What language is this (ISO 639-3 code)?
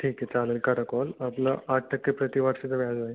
mar